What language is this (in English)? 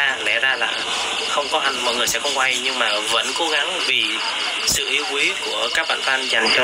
Vietnamese